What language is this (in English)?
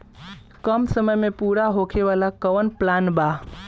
Bhojpuri